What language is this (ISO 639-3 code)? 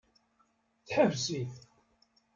kab